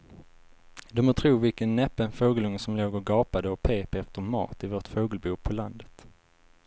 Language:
Swedish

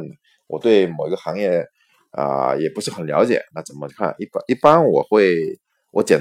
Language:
Chinese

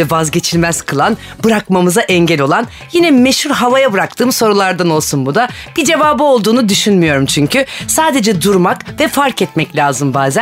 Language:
Turkish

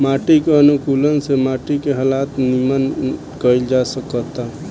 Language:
Bhojpuri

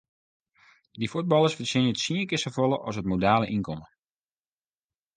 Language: Western Frisian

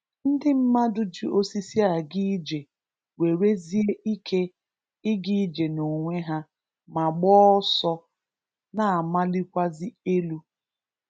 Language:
Igbo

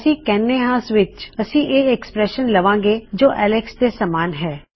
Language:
Punjabi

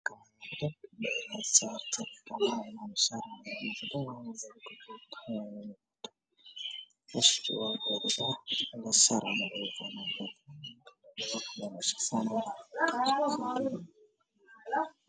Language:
Somali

